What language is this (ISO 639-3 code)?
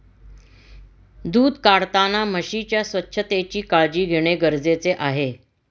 mar